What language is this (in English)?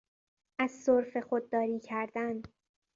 Persian